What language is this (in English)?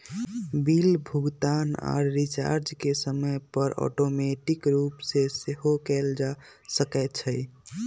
Magahi